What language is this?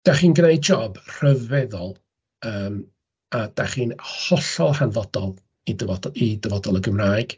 Welsh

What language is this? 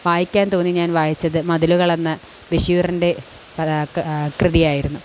Malayalam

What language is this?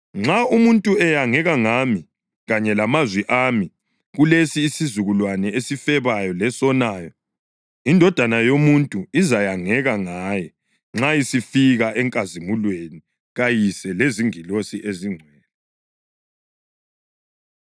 North Ndebele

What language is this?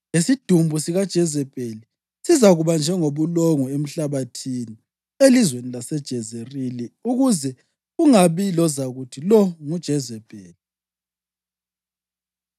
North Ndebele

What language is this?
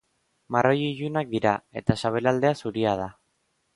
Basque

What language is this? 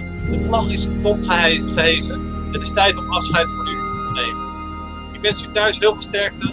Dutch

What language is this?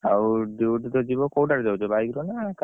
Odia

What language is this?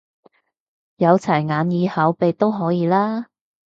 Cantonese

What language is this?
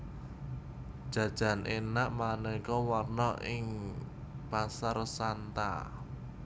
Javanese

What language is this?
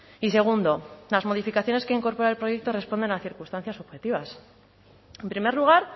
Spanish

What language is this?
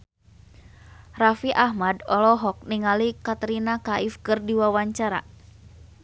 Sundanese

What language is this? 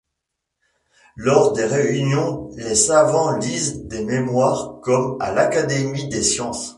French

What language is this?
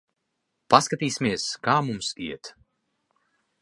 Latvian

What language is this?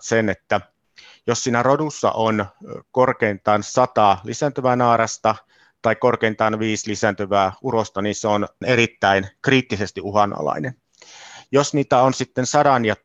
Finnish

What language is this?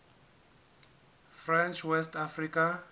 Southern Sotho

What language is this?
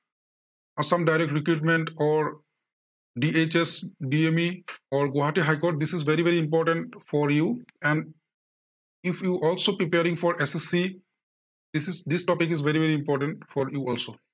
Assamese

